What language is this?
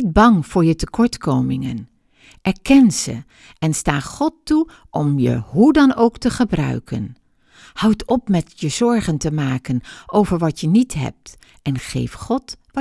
Dutch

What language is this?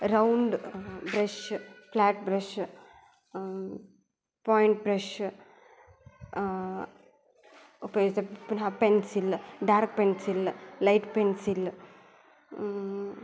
Sanskrit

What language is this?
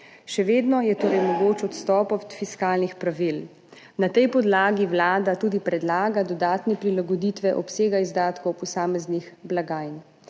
Slovenian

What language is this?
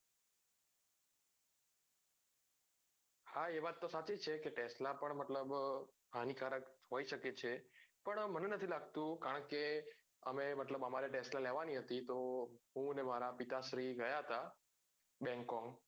Gujarati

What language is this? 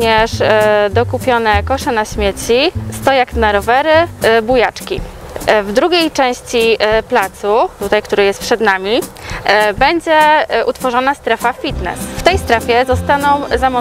Polish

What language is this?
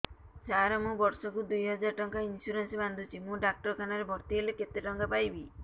Odia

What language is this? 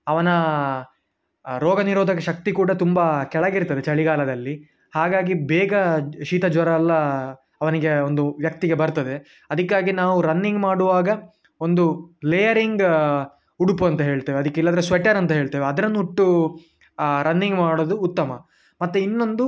Kannada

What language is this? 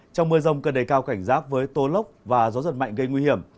Vietnamese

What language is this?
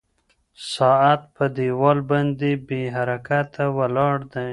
Pashto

